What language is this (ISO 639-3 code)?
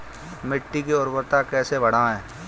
hin